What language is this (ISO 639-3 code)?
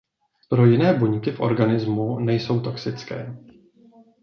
ces